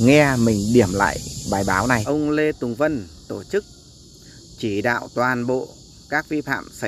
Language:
Vietnamese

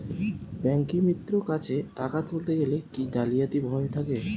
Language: Bangla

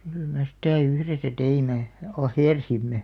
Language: Finnish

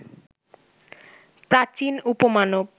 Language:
Bangla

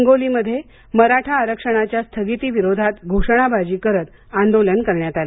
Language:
Marathi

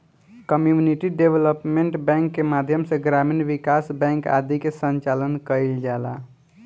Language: Bhojpuri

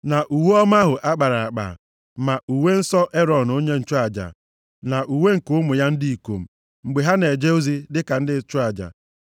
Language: Igbo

